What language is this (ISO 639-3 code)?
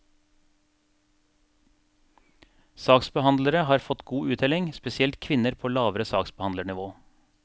nor